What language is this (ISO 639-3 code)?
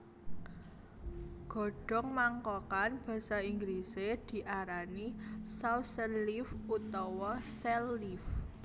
jav